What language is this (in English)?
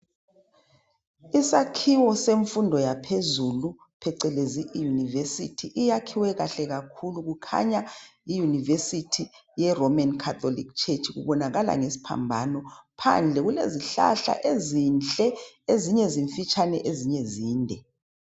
North Ndebele